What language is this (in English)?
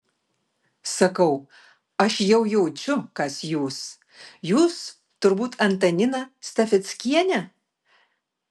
Lithuanian